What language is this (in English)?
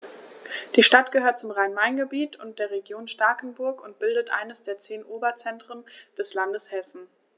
German